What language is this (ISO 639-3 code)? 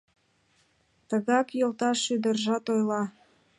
chm